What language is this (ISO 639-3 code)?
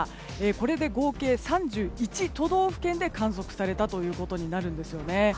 jpn